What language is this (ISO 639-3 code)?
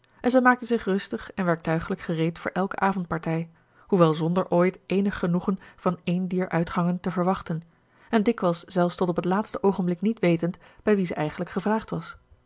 nld